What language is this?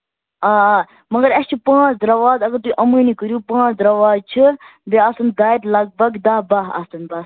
Kashmiri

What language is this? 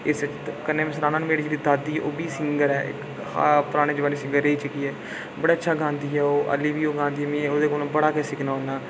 Dogri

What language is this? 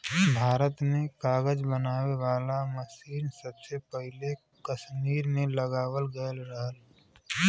Bhojpuri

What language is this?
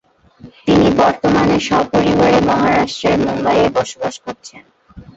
Bangla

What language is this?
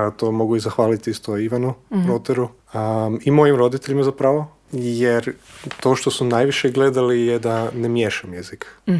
Croatian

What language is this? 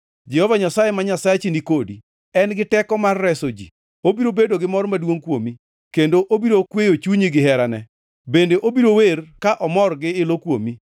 Luo (Kenya and Tanzania)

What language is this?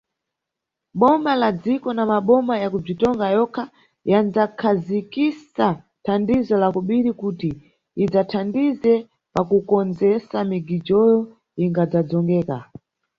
Nyungwe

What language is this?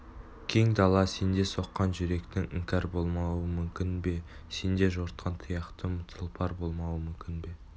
Kazakh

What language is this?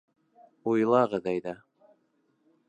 Bashkir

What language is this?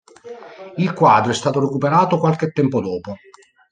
Italian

